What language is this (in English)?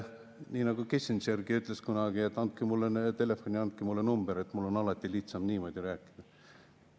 Estonian